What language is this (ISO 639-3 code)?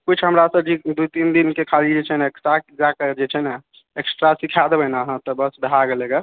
mai